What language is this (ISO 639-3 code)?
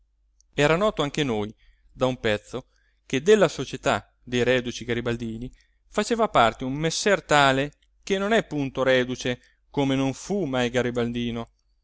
ita